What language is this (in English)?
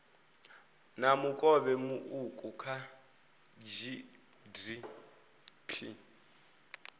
Venda